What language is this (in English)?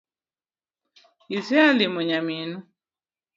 Luo (Kenya and Tanzania)